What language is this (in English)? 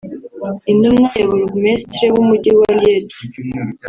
Kinyarwanda